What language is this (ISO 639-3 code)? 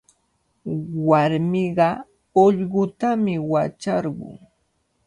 qvl